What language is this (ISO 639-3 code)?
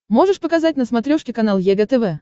rus